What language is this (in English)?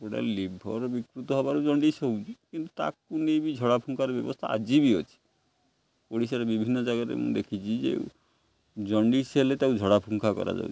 Odia